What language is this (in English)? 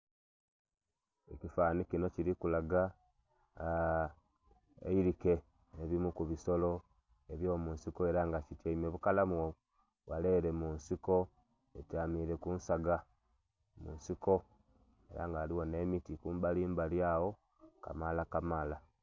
Soga